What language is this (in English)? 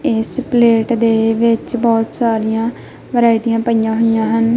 Punjabi